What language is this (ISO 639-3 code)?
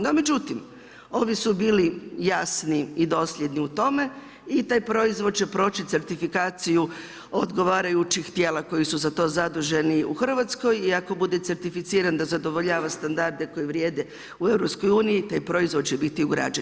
hrv